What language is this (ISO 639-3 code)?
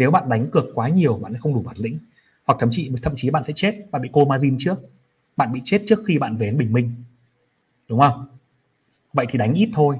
vie